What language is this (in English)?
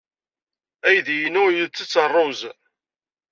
Kabyle